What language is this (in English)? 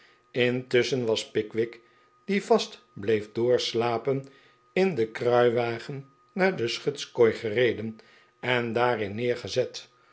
Dutch